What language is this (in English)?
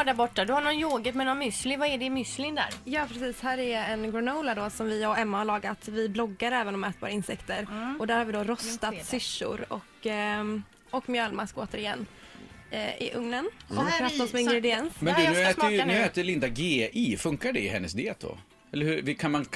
Swedish